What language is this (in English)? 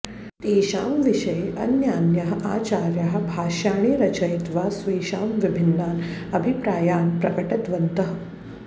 Sanskrit